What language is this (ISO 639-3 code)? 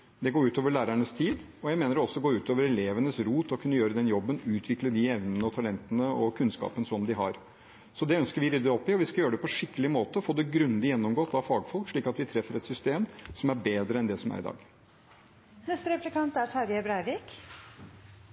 nob